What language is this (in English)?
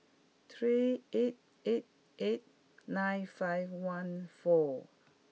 English